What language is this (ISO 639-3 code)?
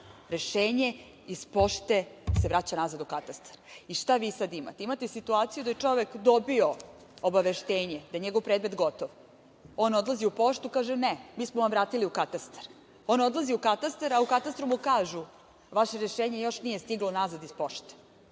srp